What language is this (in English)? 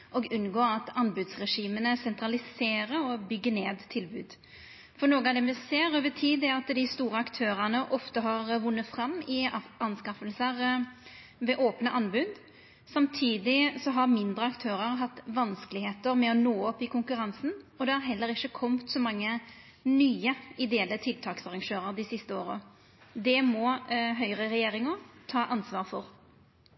Norwegian Nynorsk